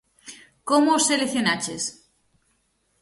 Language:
Galician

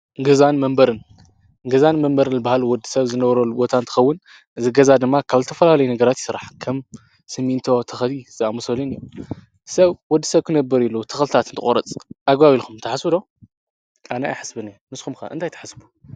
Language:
Tigrinya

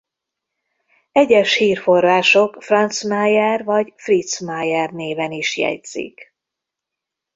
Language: Hungarian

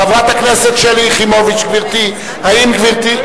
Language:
Hebrew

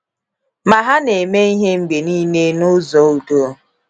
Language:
Igbo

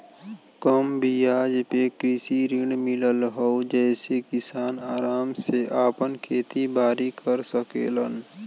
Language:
Bhojpuri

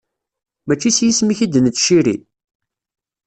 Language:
Kabyle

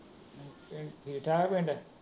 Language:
Punjabi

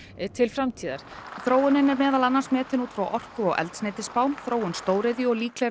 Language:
Icelandic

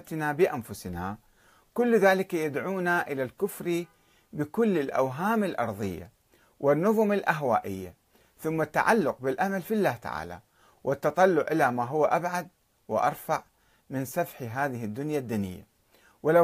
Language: Arabic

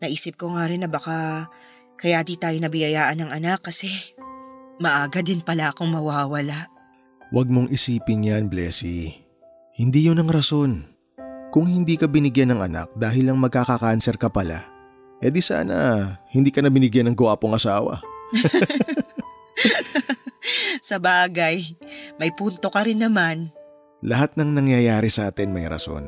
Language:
Filipino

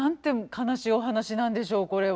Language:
Japanese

